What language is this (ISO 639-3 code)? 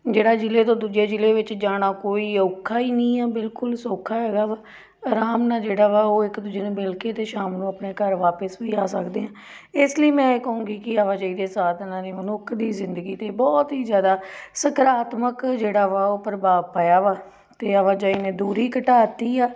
pan